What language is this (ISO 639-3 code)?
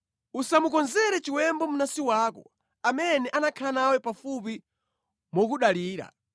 nya